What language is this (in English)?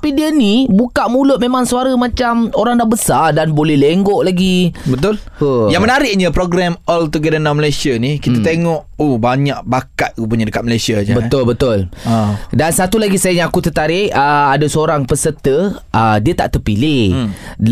Malay